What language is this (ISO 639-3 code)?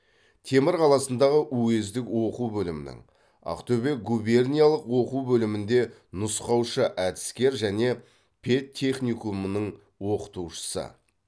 kaz